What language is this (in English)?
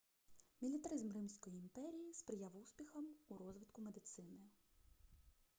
Ukrainian